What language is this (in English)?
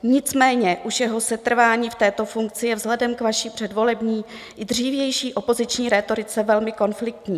Czech